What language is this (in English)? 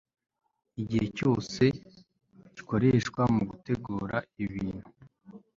Kinyarwanda